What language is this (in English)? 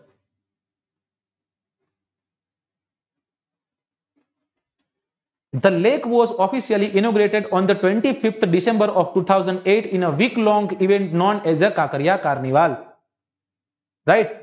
Gujarati